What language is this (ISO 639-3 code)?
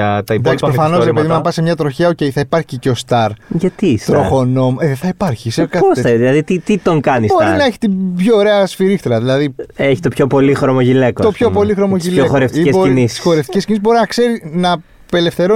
ell